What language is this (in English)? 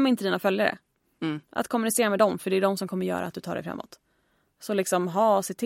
Swedish